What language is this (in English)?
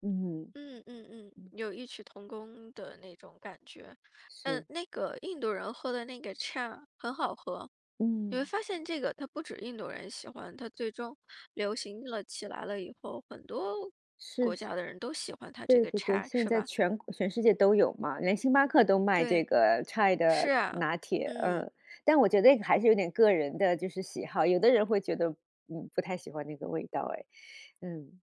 Chinese